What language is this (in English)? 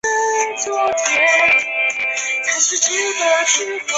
Chinese